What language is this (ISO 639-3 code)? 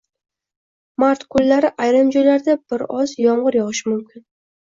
uzb